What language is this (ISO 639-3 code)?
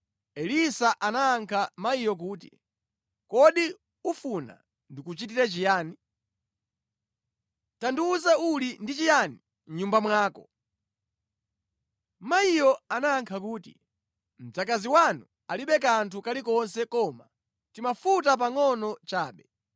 nya